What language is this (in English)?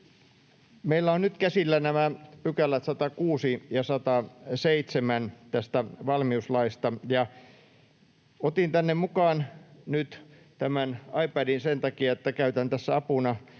Finnish